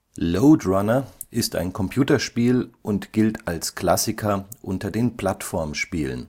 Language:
German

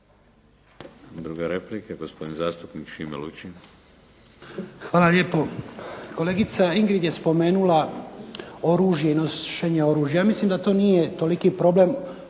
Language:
Croatian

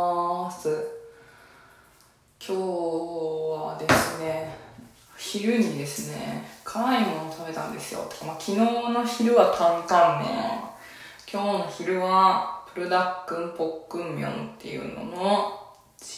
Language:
Japanese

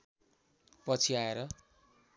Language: Nepali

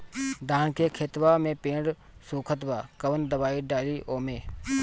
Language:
Bhojpuri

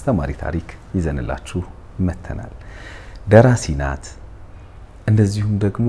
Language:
Arabic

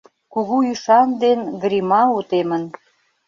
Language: Mari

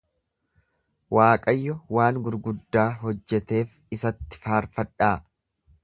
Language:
Oromo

